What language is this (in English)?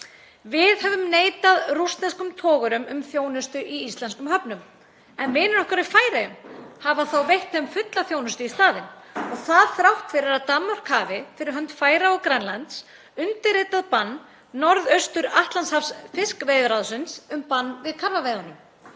Icelandic